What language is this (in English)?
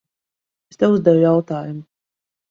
Latvian